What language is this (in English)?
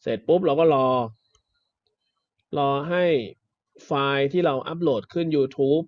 Thai